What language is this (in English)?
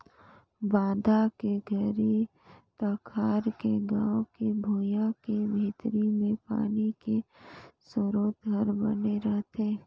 Chhattisgarhi